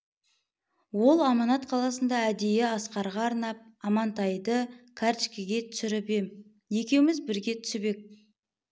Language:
Kazakh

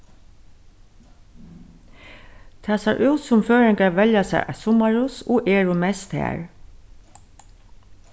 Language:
Faroese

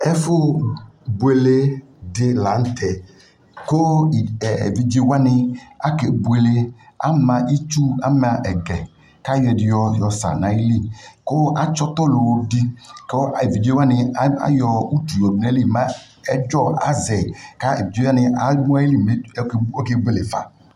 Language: Ikposo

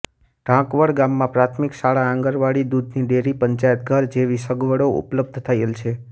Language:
Gujarati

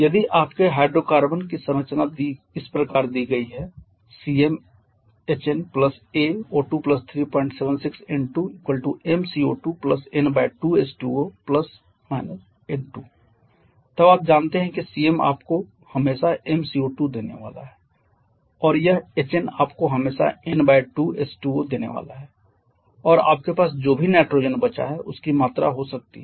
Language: Hindi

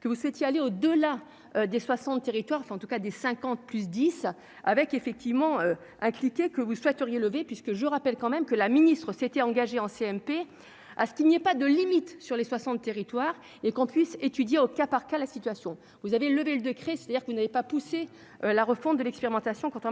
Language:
French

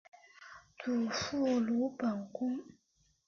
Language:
Chinese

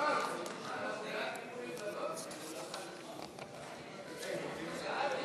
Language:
Hebrew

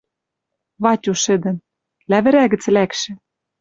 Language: Western Mari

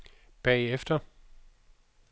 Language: Danish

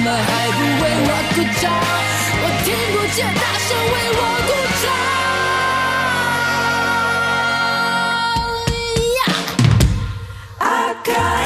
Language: Thai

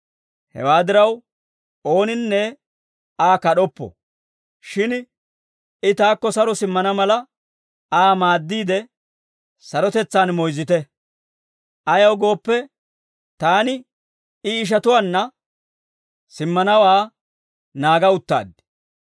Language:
Dawro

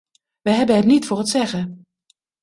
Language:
Dutch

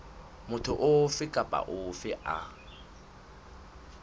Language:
Southern Sotho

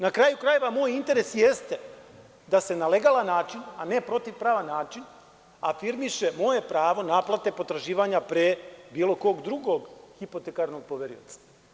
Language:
Serbian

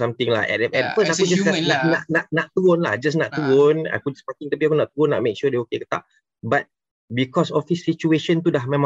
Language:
Malay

